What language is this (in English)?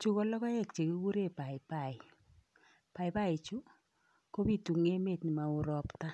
Kalenjin